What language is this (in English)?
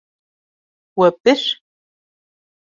Kurdish